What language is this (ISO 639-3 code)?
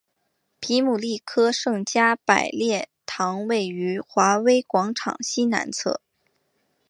zho